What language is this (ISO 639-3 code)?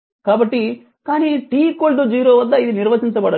tel